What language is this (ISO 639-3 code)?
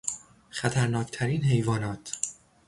fas